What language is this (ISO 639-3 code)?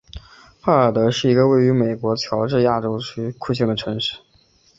zho